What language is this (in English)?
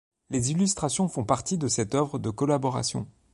French